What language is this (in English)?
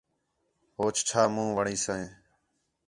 Khetrani